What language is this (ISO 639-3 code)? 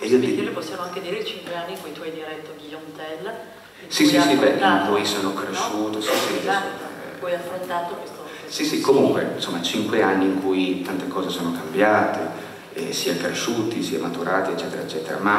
ita